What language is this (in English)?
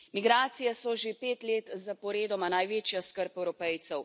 Slovenian